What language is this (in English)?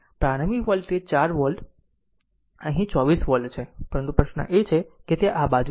Gujarati